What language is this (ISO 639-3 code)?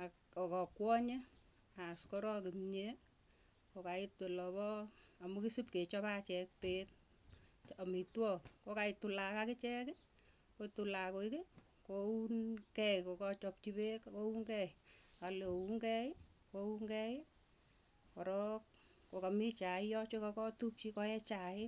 tuy